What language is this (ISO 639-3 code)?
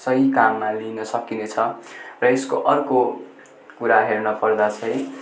nep